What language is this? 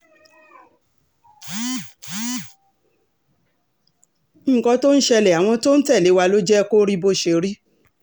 Yoruba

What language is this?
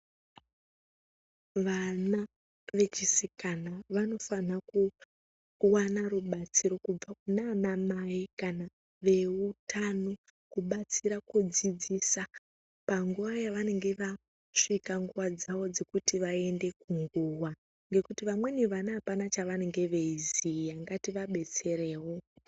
Ndau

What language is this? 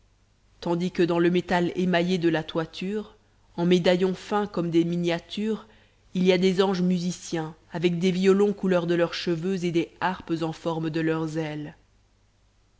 French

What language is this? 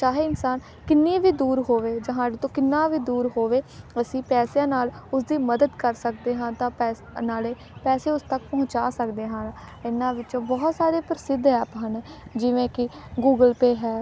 Punjabi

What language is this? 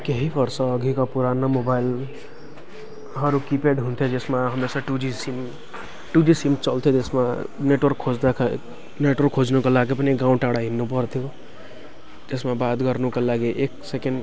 Nepali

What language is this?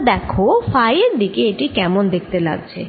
Bangla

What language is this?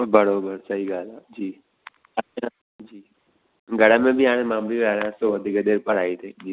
Sindhi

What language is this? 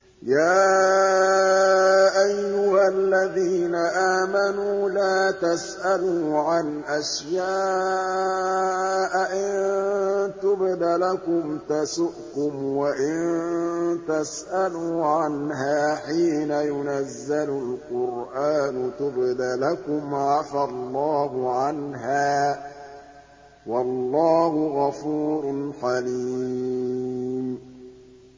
Arabic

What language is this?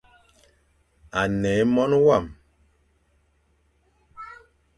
Fang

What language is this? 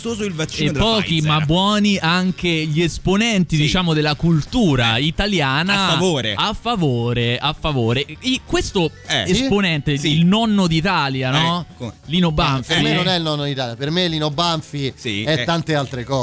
Italian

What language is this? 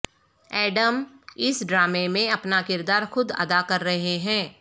Urdu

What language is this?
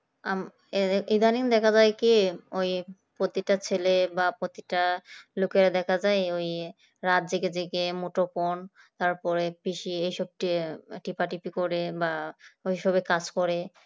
Bangla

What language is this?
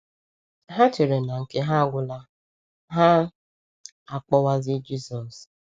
Igbo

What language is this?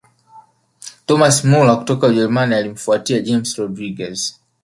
Swahili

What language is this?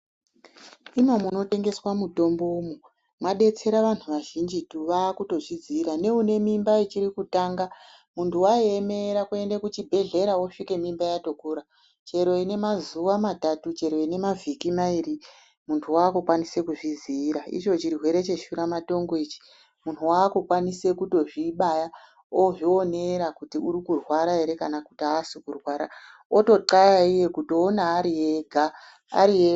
Ndau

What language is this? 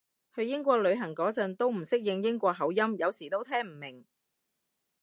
Cantonese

